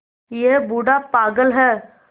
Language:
Hindi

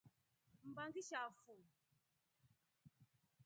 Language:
Rombo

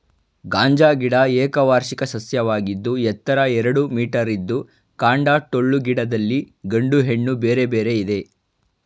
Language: Kannada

